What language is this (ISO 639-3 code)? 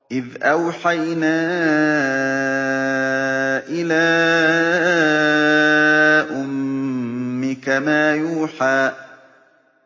ara